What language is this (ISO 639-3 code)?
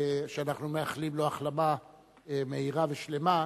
heb